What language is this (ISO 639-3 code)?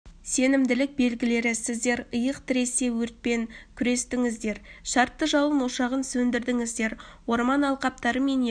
kaz